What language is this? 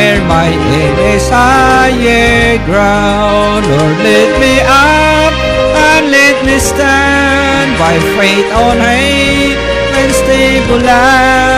Filipino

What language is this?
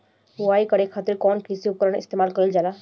Bhojpuri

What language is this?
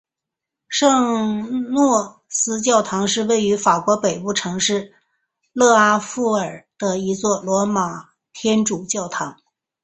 Chinese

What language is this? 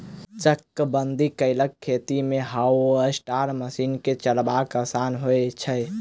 Maithili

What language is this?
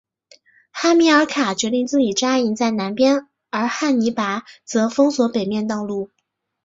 Chinese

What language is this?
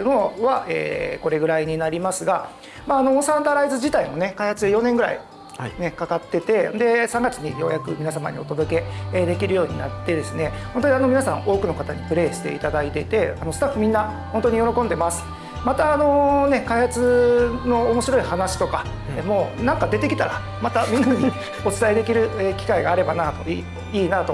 Japanese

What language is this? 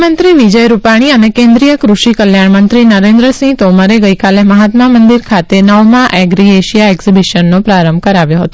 Gujarati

